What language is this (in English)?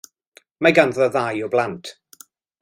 Welsh